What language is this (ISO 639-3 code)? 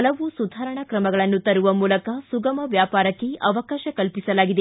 kan